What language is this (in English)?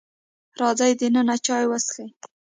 Pashto